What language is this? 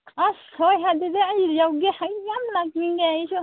Manipuri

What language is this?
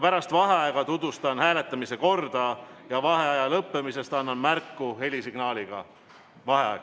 Estonian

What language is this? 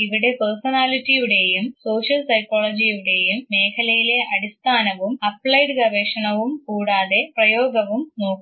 Malayalam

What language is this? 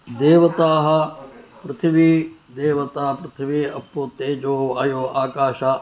Sanskrit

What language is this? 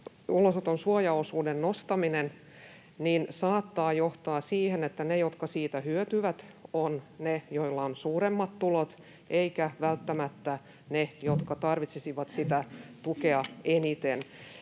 Finnish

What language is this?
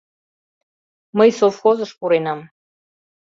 Mari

